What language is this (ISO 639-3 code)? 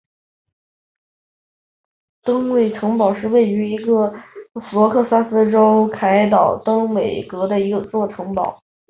zho